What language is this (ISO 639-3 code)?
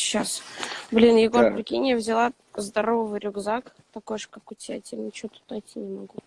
rus